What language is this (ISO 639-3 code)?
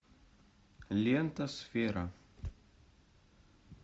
rus